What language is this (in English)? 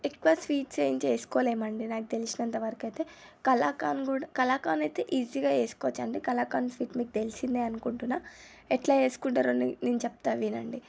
Telugu